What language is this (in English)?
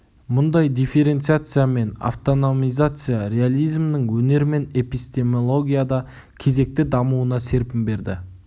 Kazakh